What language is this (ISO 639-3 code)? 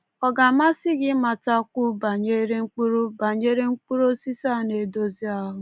ibo